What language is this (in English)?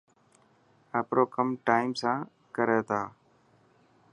Dhatki